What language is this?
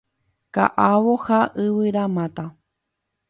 Guarani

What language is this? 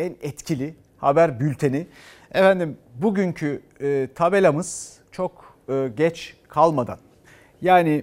Turkish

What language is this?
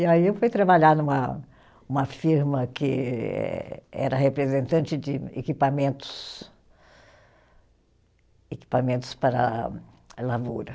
Portuguese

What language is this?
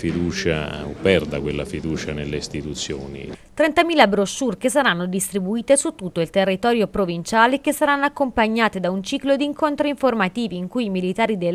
Italian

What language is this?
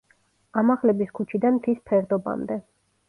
Georgian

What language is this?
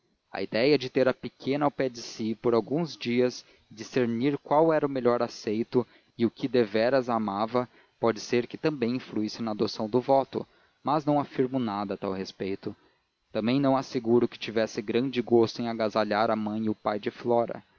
Portuguese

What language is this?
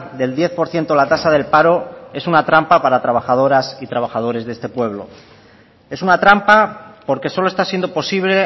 Spanish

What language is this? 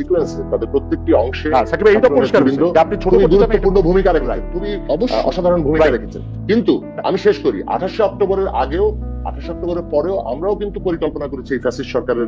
Turkish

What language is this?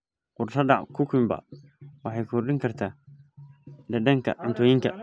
Somali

